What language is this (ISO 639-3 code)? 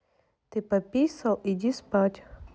rus